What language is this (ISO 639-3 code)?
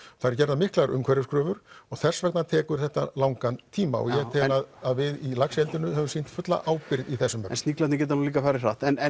isl